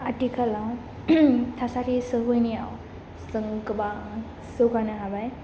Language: Bodo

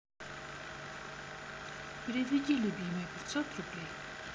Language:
Russian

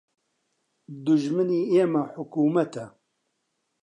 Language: Central Kurdish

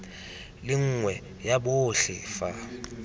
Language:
Tswana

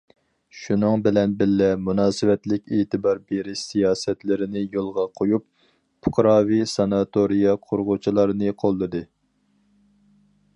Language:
Uyghur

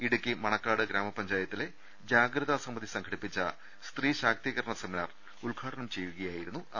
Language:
Malayalam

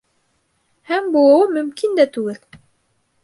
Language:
Bashkir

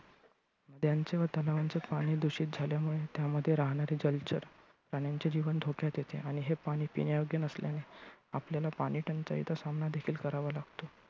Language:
Marathi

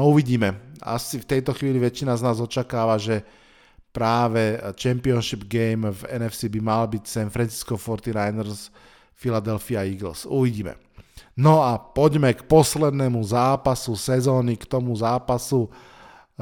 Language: Slovak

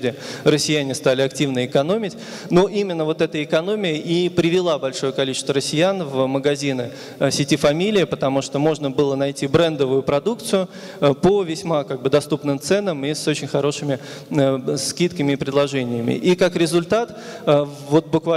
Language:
Russian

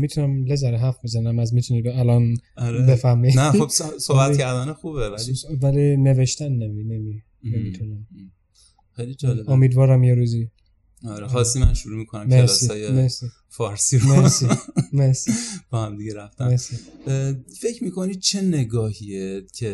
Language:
Persian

